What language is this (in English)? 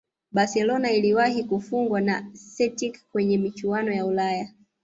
Swahili